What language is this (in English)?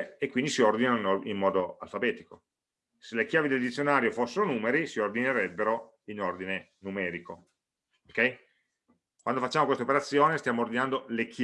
Italian